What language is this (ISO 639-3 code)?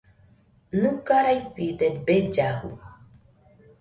hux